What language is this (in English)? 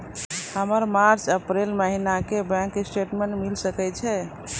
Maithili